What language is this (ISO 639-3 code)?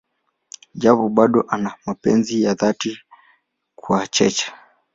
swa